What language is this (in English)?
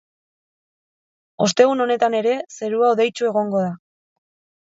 Basque